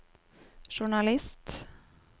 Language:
Norwegian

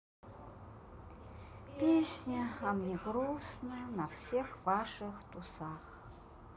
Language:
Russian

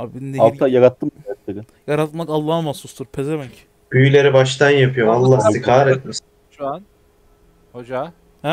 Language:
Turkish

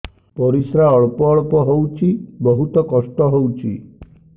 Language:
Odia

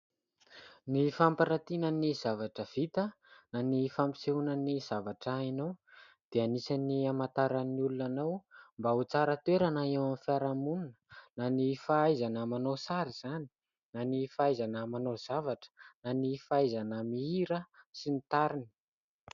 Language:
Malagasy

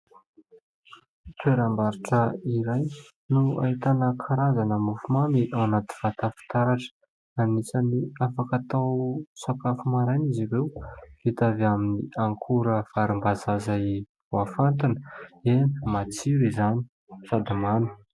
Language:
Malagasy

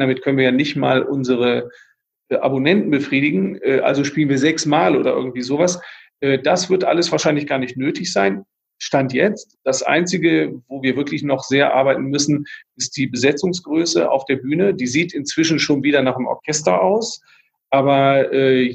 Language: German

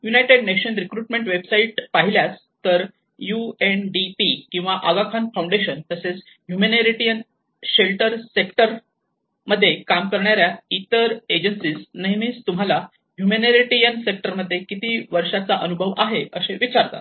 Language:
Marathi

